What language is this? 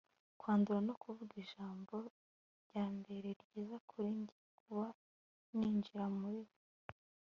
Kinyarwanda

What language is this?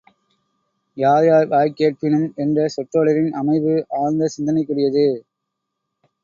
Tamil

